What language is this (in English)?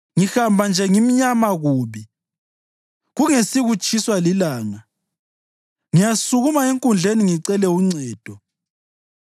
North Ndebele